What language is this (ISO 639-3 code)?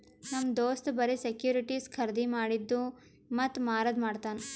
kan